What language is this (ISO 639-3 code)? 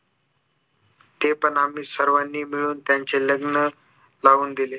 mar